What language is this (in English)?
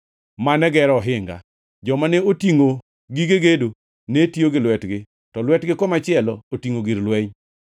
Luo (Kenya and Tanzania)